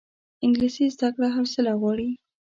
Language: Pashto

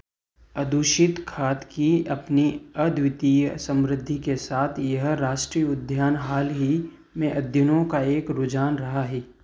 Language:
Hindi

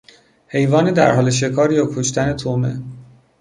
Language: Persian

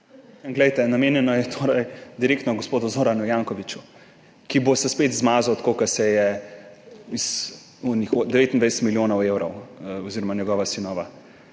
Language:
Slovenian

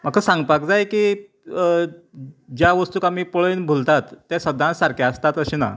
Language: Konkani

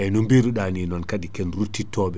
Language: Fula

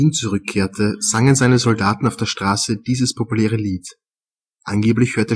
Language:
German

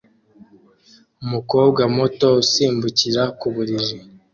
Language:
Kinyarwanda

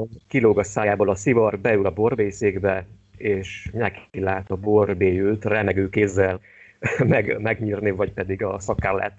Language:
Hungarian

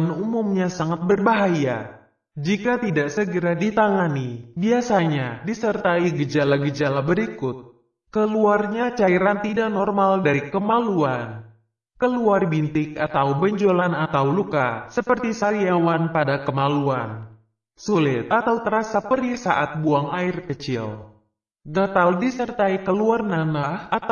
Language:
Indonesian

